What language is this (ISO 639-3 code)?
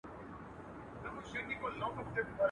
pus